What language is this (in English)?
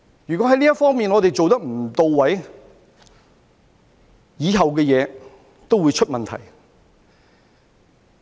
Cantonese